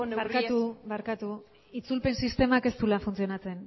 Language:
Basque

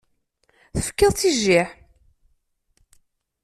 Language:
Kabyle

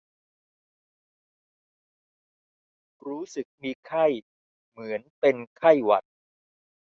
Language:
Thai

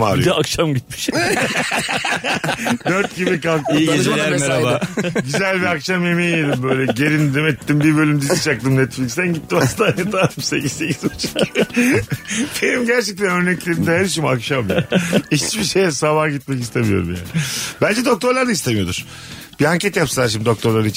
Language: Turkish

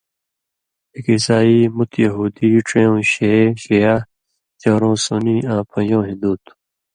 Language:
Indus Kohistani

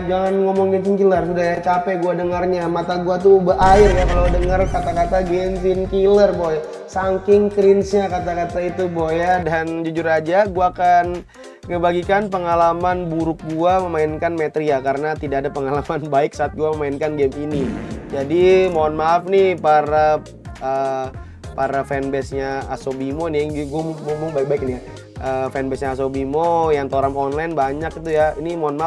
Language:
Indonesian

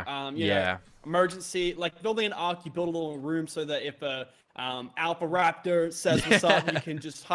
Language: English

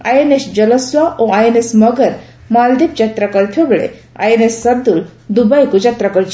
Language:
Odia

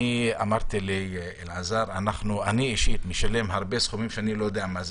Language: Hebrew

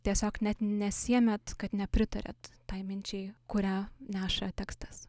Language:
Lithuanian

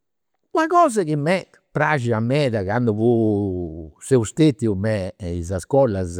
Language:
Campidanese Sardinian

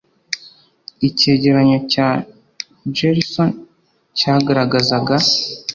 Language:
Kinyarwanda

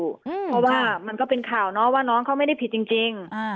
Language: Thai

